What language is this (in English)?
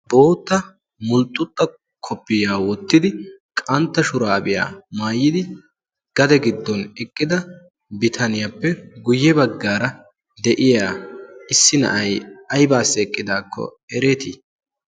Wolaytta